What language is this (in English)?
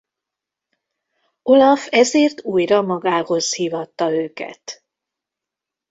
Hungarian